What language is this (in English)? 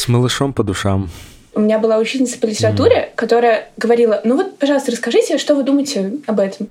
Russian